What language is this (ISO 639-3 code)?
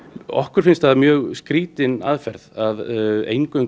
isl